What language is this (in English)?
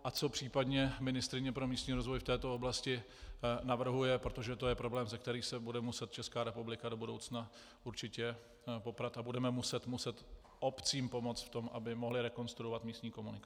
Czech